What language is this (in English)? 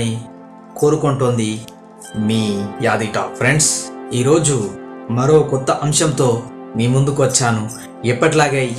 Telugu